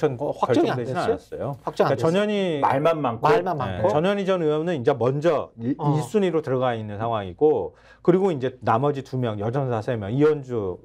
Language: Korean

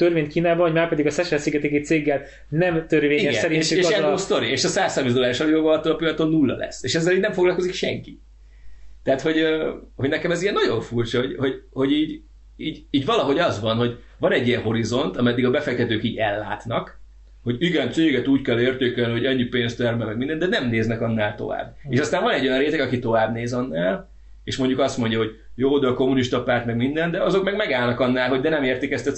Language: Hungarian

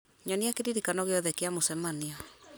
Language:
Kikuyu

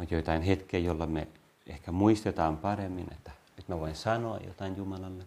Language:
Finnish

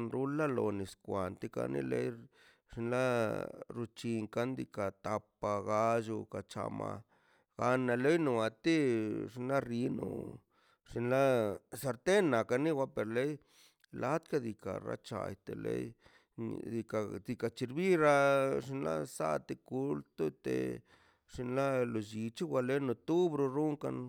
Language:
Mazaltepec Zapotec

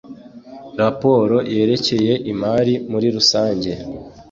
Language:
Kinyarwanda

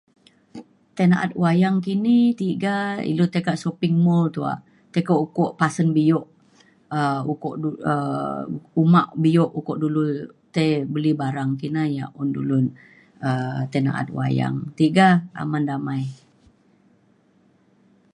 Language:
Mainstream Kenyah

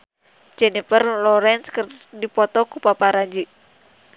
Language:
Sundanese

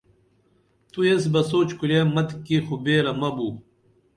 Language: Dameli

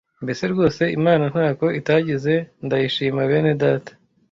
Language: Kinyarwanda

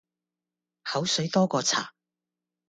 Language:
Cantonese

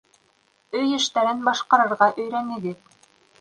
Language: Bashkir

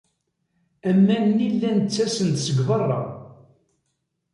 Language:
Kabyle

